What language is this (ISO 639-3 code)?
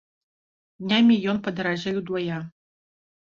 bel